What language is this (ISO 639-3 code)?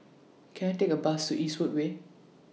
eng